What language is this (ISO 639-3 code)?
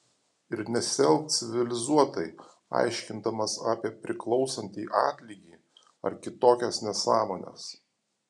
lit